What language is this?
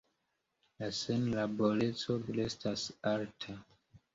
Esperanto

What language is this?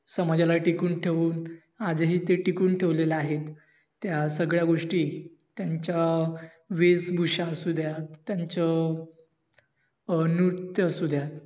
Marathi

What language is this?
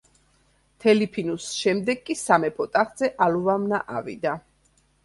Georgian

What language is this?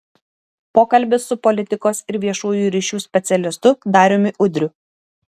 Lithuanian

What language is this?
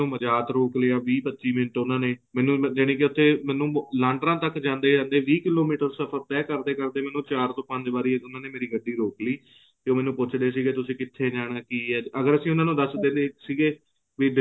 Punjabi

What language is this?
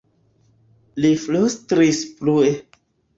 Esperanto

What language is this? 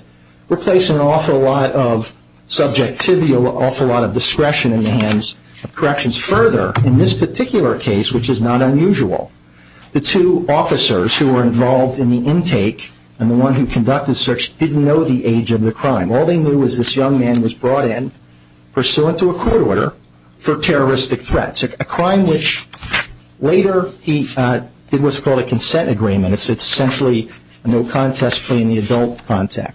English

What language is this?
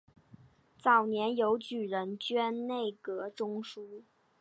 Chinese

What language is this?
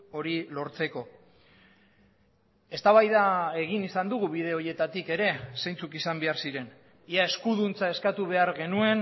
Basque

